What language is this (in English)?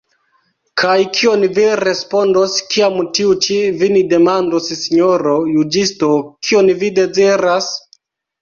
Esperanto